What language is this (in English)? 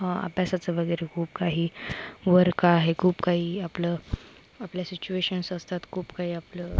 Marathi